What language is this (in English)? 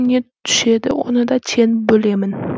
Kazakh